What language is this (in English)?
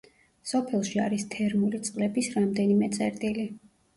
Georgian